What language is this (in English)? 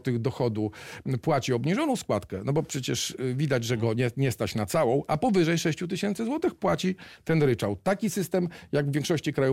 Polish